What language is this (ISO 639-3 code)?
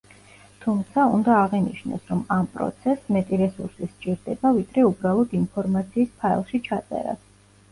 kat